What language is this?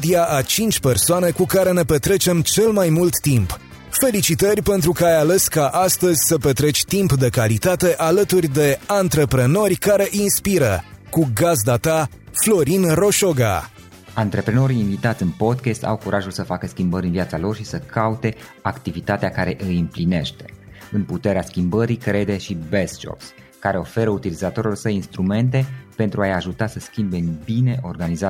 Romanian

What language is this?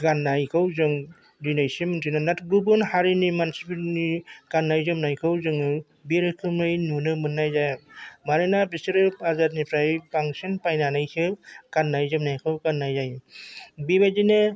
Bodo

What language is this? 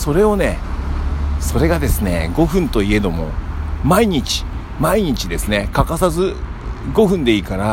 Japanese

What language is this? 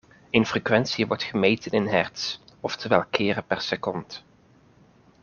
Dutch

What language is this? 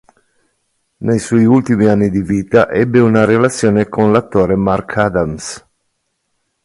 Italian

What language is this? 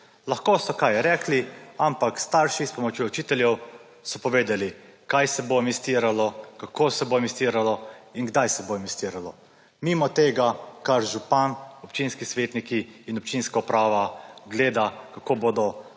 Slovenian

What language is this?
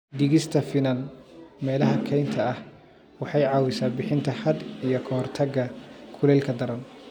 Somali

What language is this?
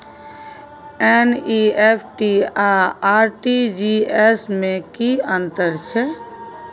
Maithili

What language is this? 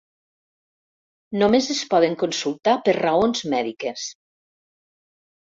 Catalan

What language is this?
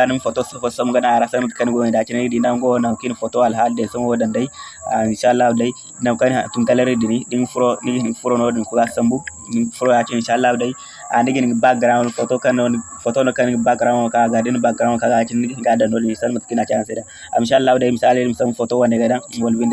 Indonesian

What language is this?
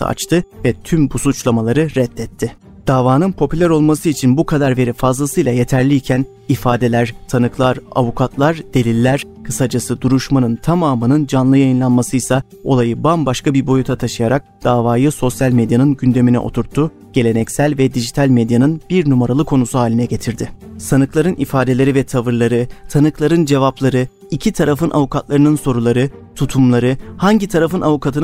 Turkish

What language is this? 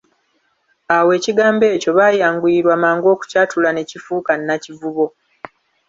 Ganda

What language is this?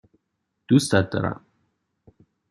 Persian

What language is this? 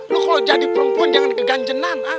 Indonesian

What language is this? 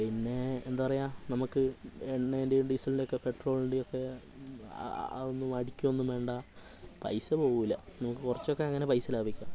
Malayalam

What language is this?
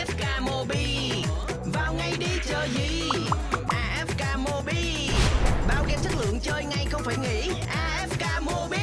Vietnamese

